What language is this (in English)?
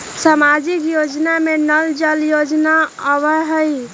Magahi